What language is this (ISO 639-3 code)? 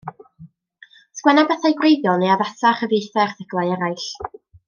cym